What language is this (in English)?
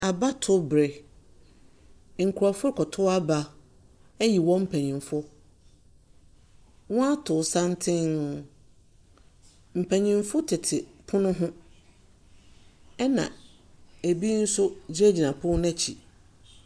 Akan